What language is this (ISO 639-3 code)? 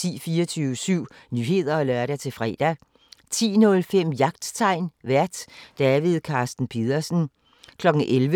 dan